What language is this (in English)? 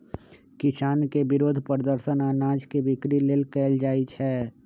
Magahi